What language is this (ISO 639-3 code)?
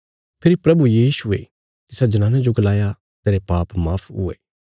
kfs